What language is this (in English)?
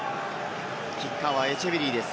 Japanese